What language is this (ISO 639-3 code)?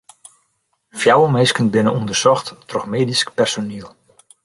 fry